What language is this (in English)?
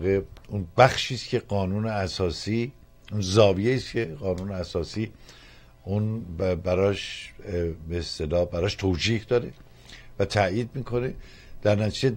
Persian